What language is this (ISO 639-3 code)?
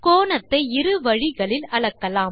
tam